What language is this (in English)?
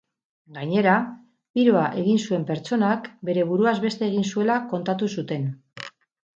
Basque